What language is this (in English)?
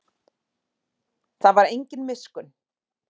Icelandic